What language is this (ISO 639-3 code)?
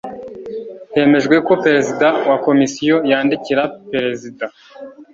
kin